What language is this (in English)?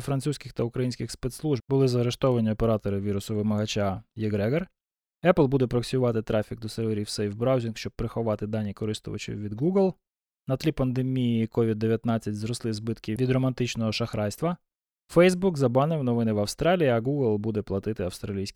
Ukrainian